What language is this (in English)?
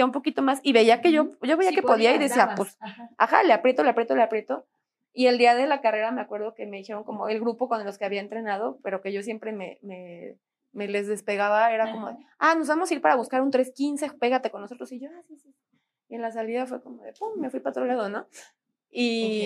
Spanish